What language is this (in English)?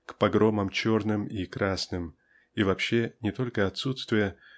Russian